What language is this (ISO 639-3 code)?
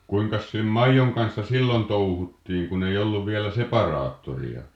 fin